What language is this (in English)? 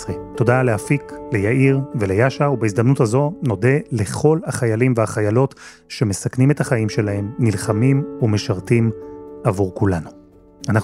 Hebrew